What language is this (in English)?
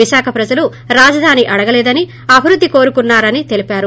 Telugu